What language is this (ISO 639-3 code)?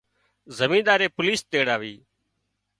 kxp